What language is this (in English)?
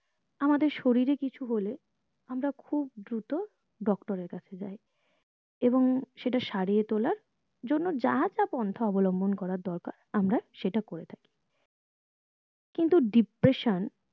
Bangla